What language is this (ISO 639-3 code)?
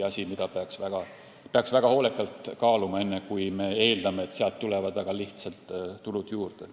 est